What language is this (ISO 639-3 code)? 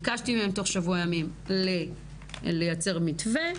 heb